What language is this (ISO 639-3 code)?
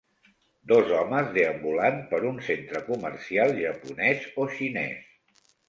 cat